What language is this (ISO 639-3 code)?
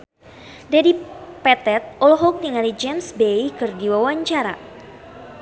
sun